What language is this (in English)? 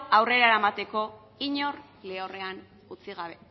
Basque